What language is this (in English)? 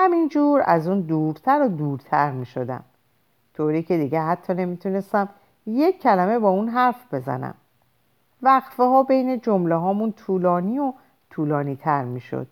Persian